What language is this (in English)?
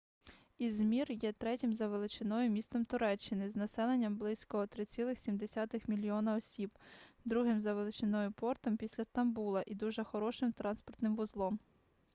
Ukrainian